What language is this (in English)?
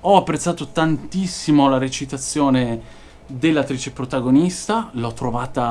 Italian